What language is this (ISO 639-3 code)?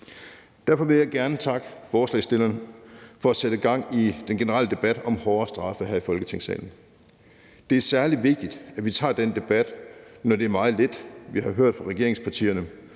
dan